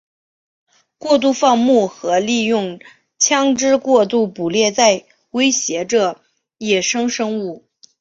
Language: Chinese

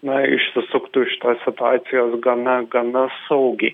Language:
Lithuanian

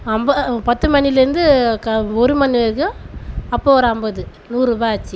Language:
Tamil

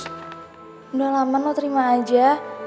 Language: Indonesian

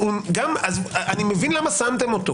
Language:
Hebrew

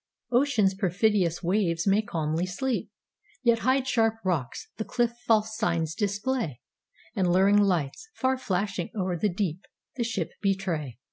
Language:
English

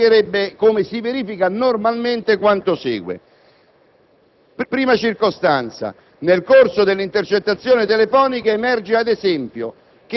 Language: Italian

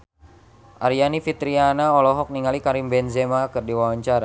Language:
Sundanese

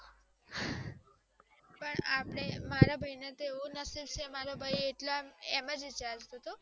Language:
Gujarati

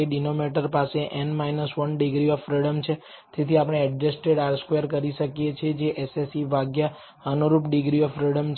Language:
Gujarati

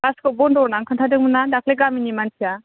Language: Bodo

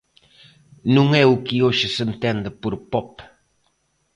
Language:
Galician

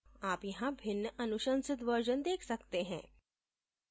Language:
Hindi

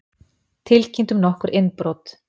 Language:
Icelandic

